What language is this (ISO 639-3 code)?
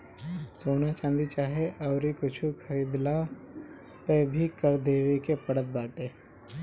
bho